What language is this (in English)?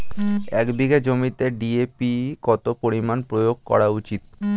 Bangla